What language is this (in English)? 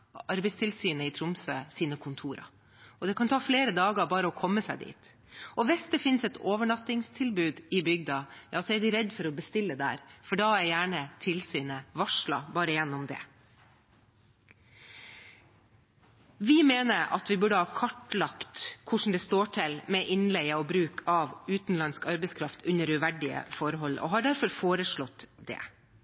Norwegian Bokmål